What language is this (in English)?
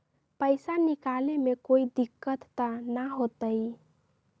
Magahi